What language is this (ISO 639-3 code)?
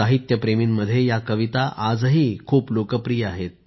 mar